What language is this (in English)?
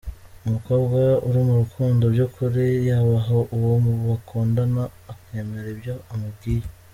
Kinyarwanda